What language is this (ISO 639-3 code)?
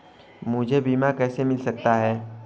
hin